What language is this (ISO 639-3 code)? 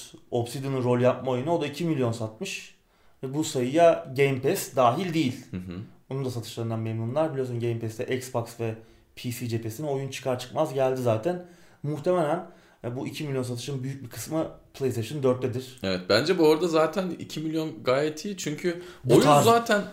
tur